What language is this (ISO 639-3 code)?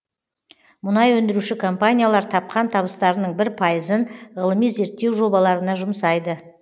kaz